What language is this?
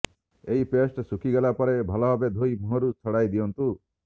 Odia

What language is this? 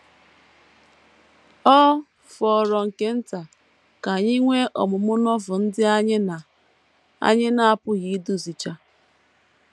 Igbo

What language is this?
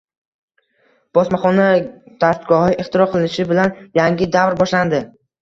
Uzbek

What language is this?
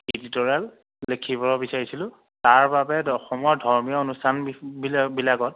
Assamese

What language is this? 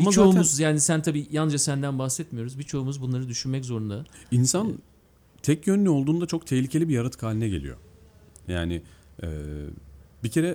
Turkish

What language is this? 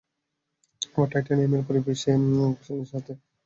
Bangla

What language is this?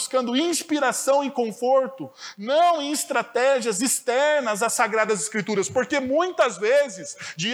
Portuguese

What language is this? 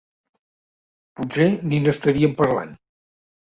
Catalan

